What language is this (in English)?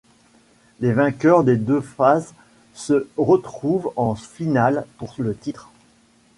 French